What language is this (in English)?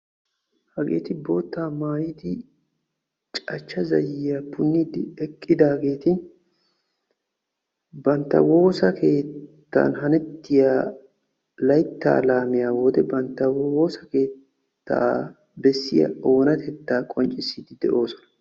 Wolaytta